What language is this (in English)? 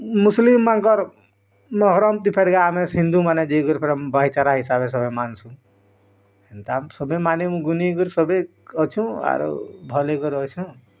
Odia